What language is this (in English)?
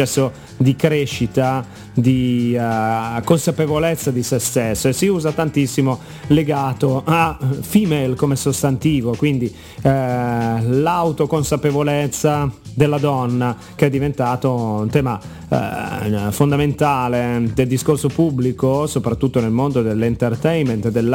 Italian